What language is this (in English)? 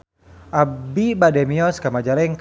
Sundanese